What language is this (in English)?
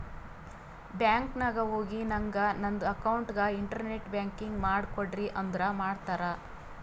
Kannada